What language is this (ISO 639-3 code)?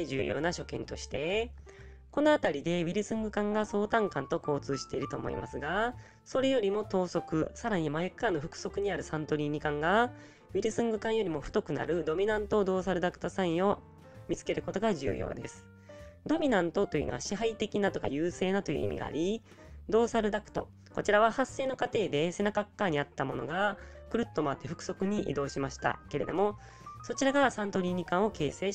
jpn